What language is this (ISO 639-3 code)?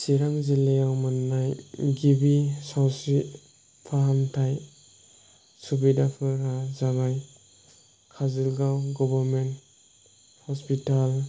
brx